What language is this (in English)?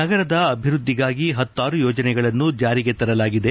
Kannada